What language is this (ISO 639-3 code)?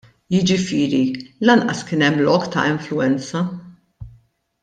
mlt